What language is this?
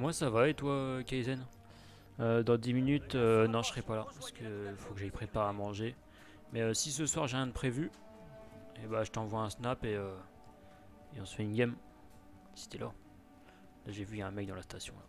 French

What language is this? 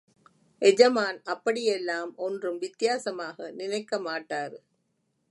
Tamil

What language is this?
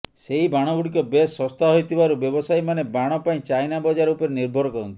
Odia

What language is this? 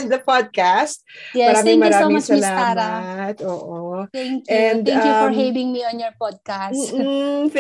Filipino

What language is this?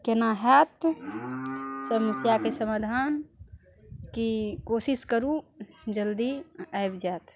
Maithili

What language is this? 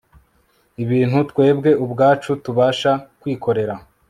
Kinyarwanda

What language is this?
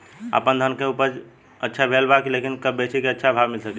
Bhojpuri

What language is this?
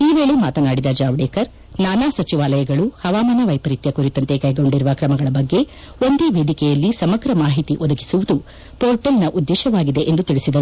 Kannada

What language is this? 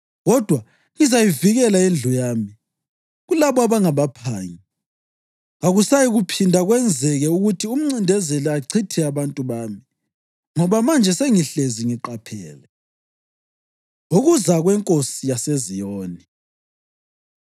North Ndebele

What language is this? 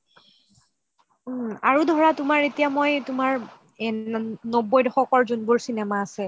Assamese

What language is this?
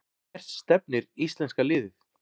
Icelandic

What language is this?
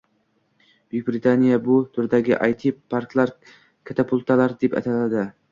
Uzbek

